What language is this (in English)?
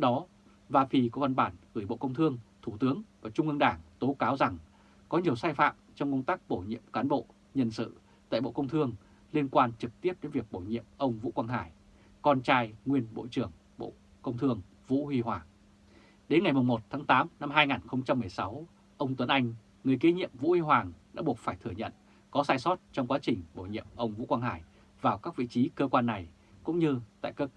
Vietnamese